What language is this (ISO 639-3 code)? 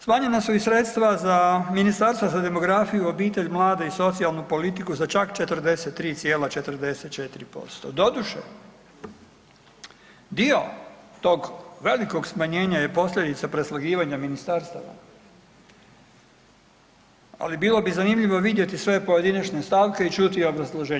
hrv